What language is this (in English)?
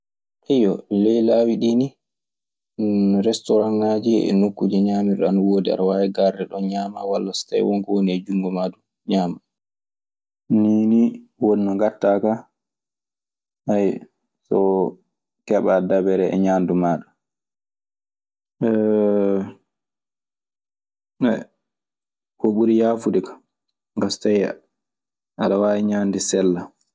Maasina Fulfulde